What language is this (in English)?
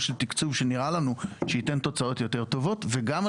Hebrew